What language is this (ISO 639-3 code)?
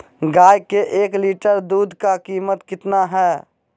mag